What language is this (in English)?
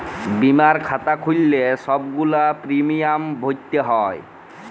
Bangla